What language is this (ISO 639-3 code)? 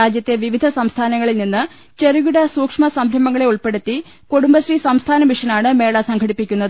mal